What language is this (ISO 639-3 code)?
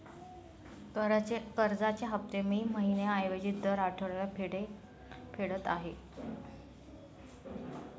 mar